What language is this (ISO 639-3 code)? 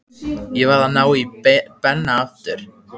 isl